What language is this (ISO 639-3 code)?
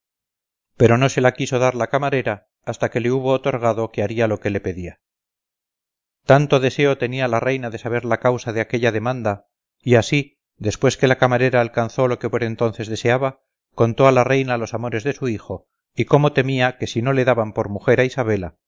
spa